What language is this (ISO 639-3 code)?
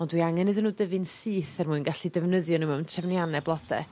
cym